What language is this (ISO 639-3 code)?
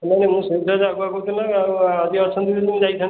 ori